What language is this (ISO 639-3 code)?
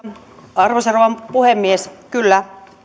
fin